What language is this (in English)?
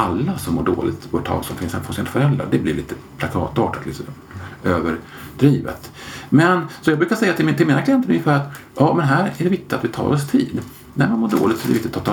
Swedish